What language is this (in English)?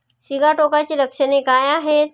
Marathi